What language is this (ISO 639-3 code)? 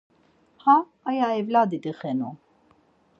lzz